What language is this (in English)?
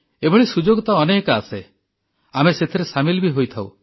Odia